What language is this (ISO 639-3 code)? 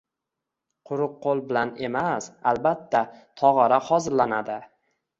uzb